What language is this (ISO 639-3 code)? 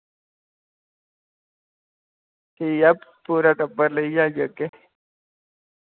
doi